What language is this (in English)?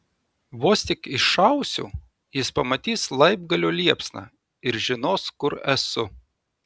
Lithuanian